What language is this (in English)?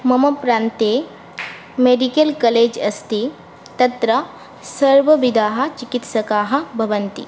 Sanskrit